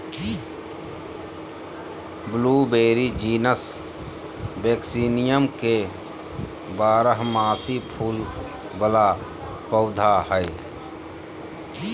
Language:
Magahi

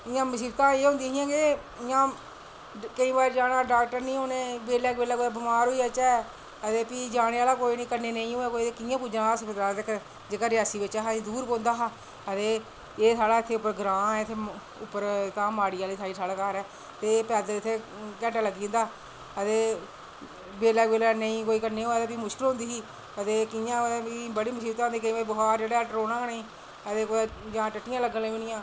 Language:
Dogri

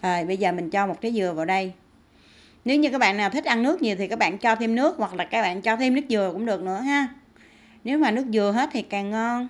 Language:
Vietnamese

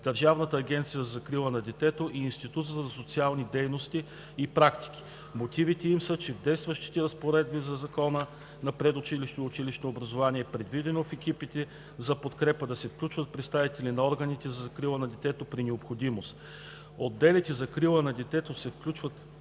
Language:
Bulgarian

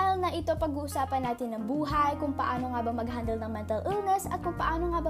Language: Filipino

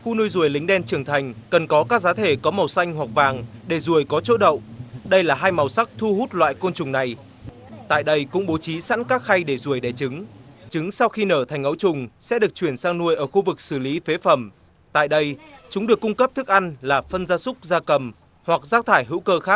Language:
Vietnamese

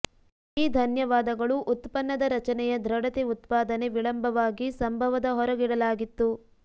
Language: Kannada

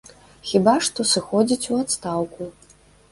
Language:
Belarusian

